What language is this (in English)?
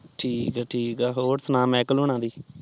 Punjabi